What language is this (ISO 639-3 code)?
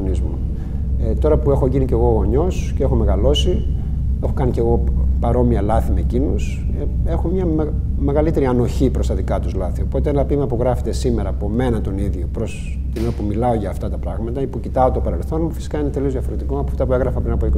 ell